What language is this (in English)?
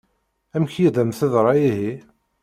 Kabyle